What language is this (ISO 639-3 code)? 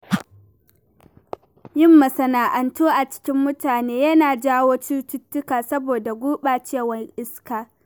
hau